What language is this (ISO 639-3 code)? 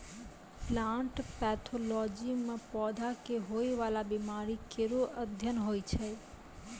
mai